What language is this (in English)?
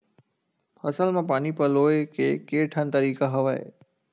Chhattisgarhi